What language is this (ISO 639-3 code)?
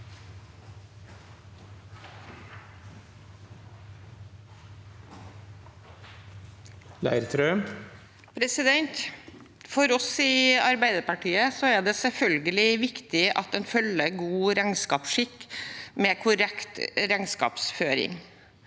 nor